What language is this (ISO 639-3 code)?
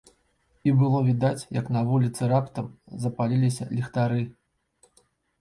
bel